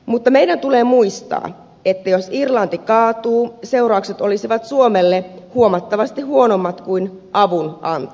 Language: Finnish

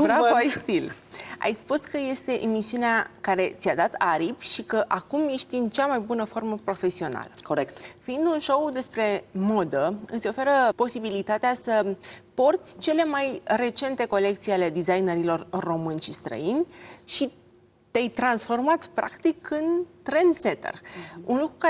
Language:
Romanian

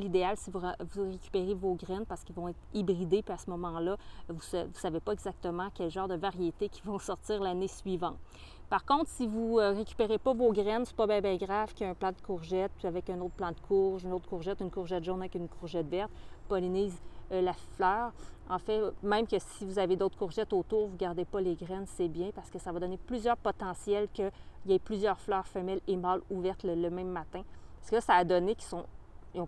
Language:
French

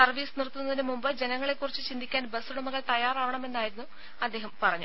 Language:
Malayalam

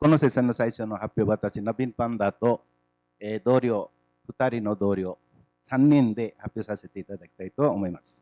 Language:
Japanese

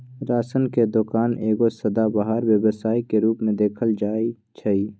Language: Magahi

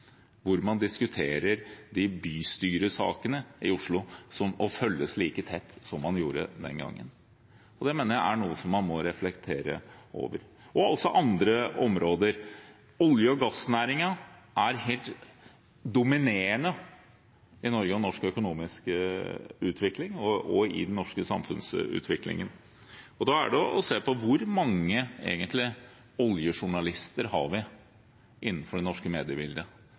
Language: Norwegian Bokmål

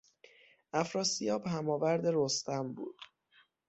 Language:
Persian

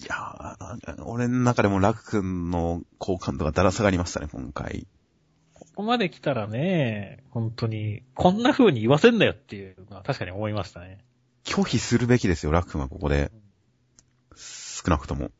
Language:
Japanese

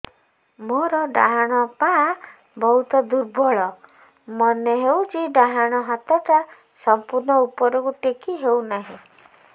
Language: Odia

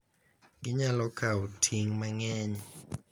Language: Luo (Kenya and Tanzania)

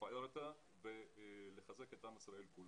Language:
Hebrew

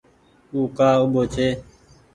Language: Goaria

